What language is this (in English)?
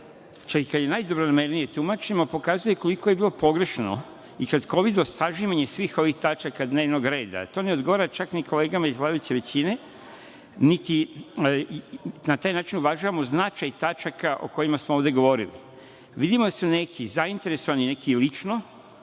Serbian